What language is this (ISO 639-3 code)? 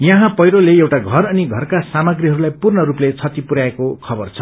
nep